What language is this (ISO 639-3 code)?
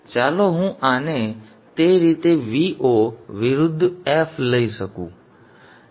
guj